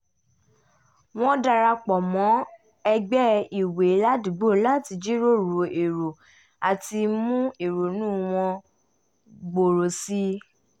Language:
Yoruba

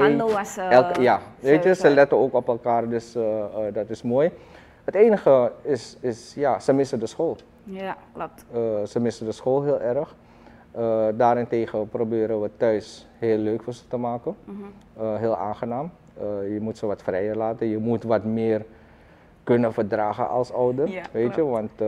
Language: Dutch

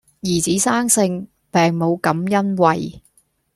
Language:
Cantonese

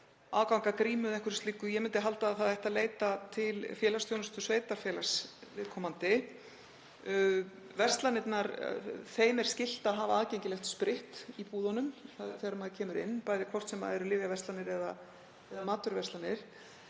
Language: Icelandic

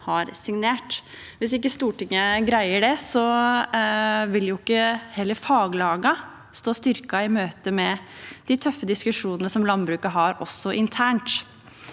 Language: Norwegian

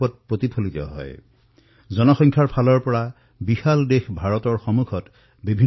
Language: Assamese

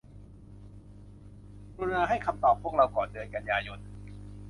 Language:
Thai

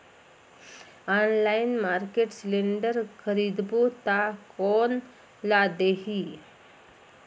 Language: Chhattisgarhi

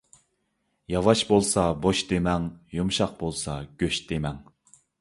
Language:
Uyghur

